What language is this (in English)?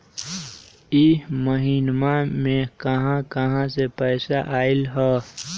Magahi